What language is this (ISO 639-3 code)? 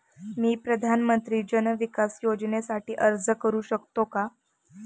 mar